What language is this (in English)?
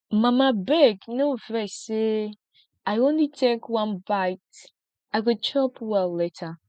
Nigerian Pidgin